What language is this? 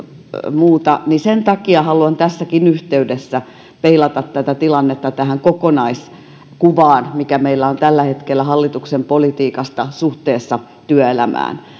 Finnish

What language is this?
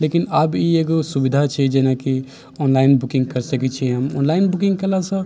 Maithili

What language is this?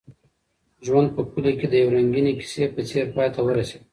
Pashto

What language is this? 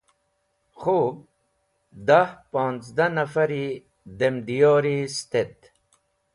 Wakhi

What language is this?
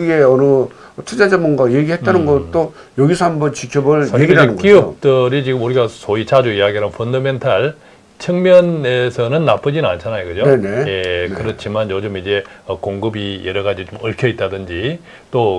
Korean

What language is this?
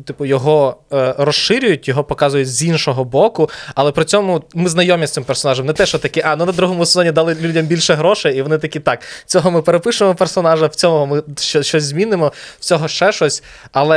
Ukrainian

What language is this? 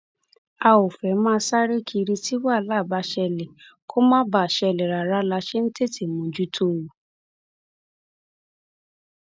Yoruba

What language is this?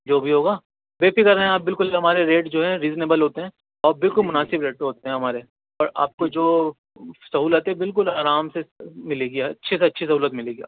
Urdu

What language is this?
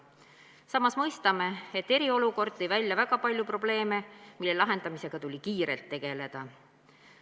Estonian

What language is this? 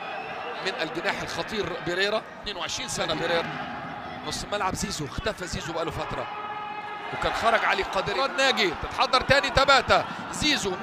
Arabic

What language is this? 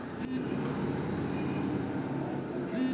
Bangla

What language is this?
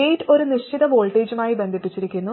Malayalam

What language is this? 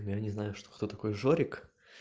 Russian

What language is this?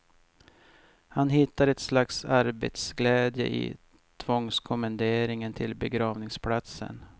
Swedish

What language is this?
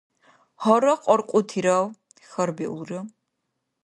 Dargwa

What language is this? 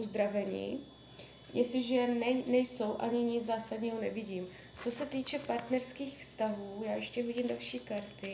Czech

